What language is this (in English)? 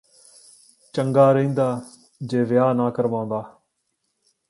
Punjabi